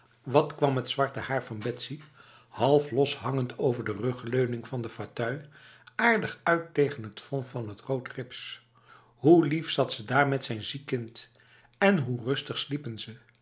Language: Dutch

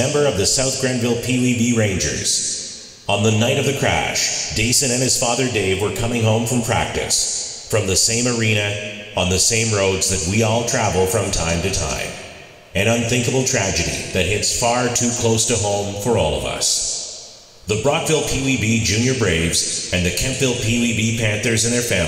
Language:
English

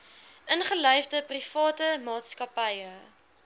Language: Afrikaans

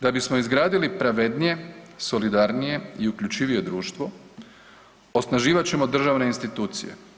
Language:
Croatian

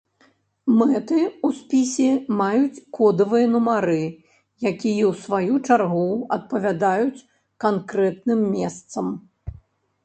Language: Belarusian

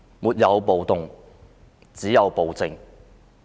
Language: Cantonese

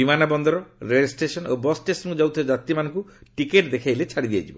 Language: Odia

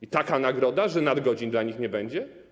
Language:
Polish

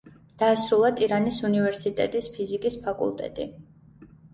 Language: Georgian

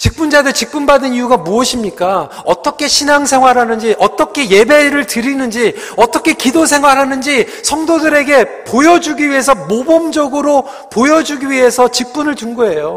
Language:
Korean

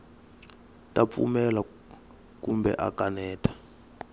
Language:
Tsonga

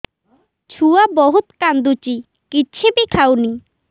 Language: Odia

